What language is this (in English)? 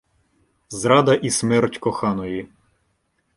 Ukrainian